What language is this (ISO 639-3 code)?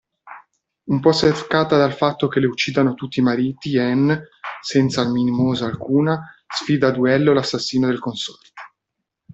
ita